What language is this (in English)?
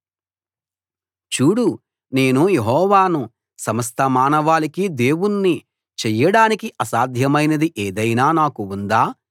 Telugu